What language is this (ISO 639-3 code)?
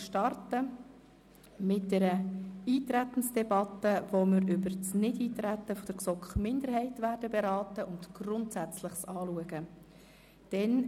gsw